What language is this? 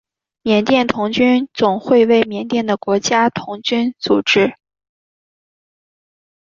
Chinese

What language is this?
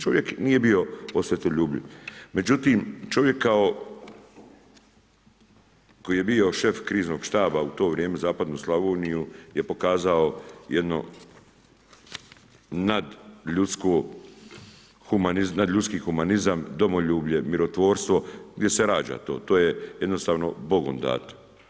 Croatian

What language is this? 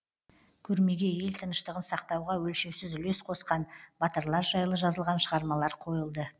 Kazakh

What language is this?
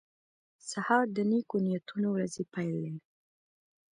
Pashto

